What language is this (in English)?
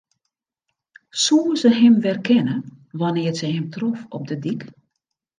Western Frisian